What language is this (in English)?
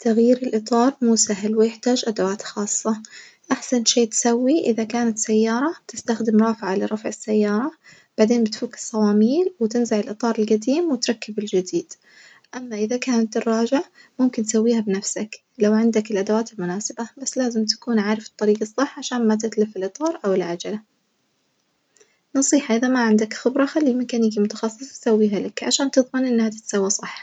Najdi Arabic